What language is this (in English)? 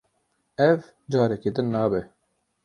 Kurdish